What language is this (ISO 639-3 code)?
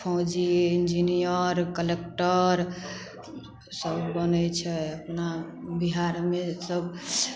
mai